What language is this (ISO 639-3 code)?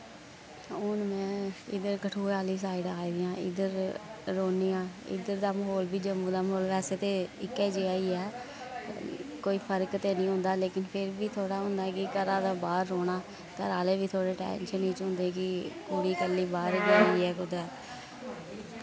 doi